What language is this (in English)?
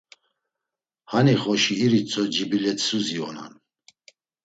Laz